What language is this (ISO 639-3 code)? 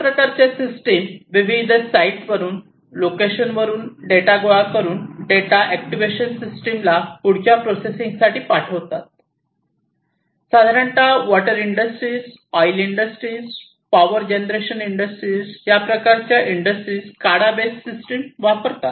mar